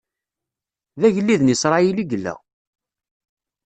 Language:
Kabyle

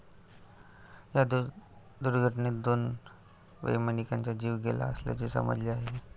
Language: Marathi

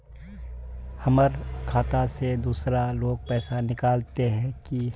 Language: Magahi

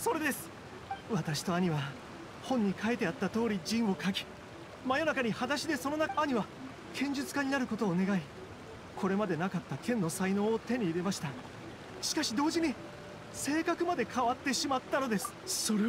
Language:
Japanese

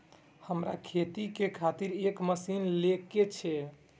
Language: Maithili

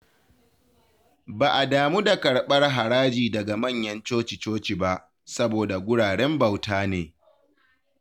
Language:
Hausa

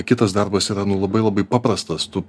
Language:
Lithuanian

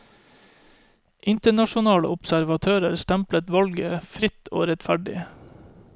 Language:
Norwegian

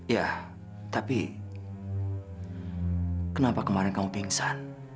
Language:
Indonesian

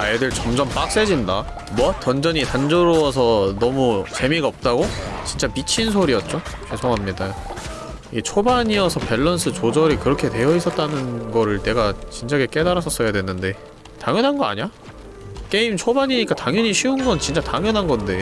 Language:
Korean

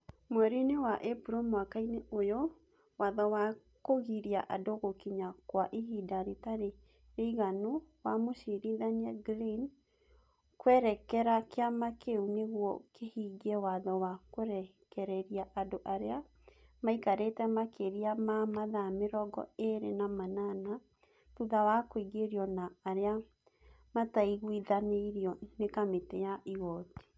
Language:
Kikuyu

